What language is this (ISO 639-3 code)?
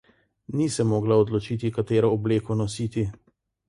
slv